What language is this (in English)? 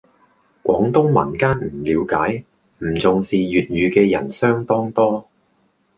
Cantonese